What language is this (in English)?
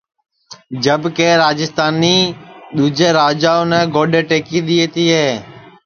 Sansi